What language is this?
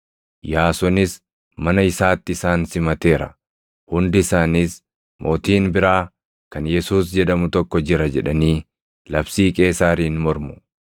Oromo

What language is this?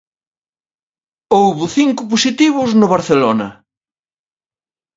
Galician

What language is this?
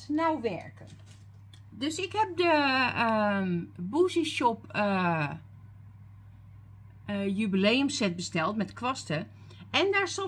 Dutch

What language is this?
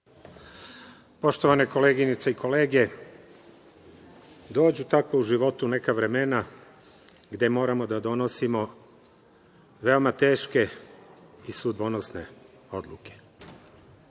Serbian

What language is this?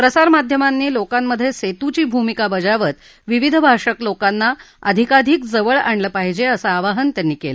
Marathi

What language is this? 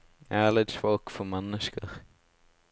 Norwegian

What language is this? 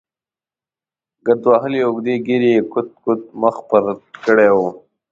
Pashto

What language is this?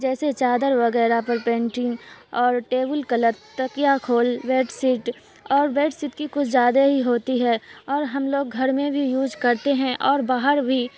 Urdu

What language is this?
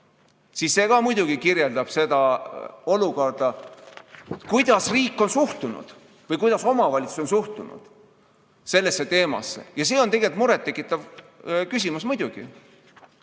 Estonian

